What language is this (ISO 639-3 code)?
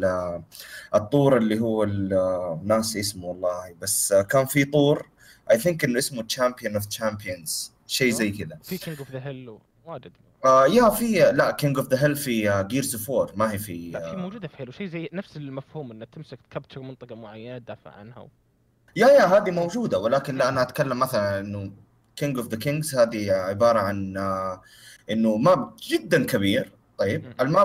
ara